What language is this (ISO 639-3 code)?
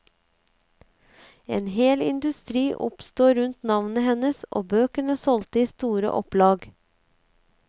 nor